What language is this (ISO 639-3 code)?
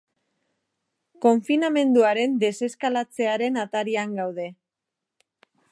eus